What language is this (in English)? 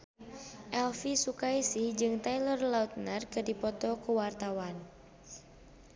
Sundanese